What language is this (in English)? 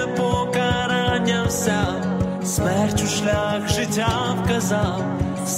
Ukrainian